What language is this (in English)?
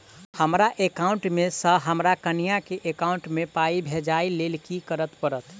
Maithili